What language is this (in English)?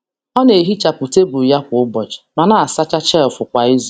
Igbo